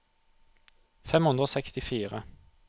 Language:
Norwegian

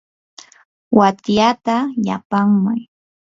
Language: Yanahuanca Pasco Quechua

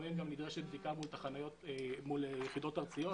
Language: Hebrew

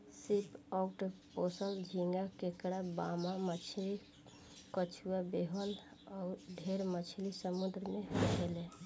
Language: Bhojpuri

